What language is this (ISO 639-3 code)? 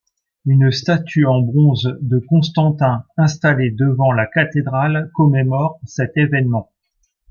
fra